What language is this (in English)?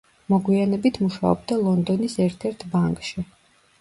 Georgian